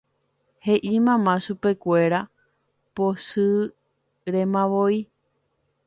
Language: Guarani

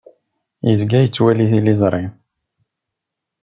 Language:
Kabyle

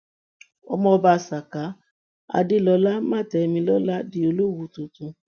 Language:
Yoruba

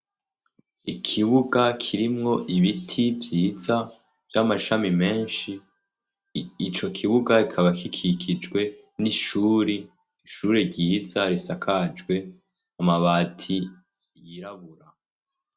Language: Rundi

